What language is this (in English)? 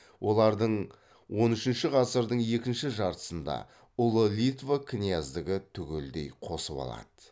Kazakh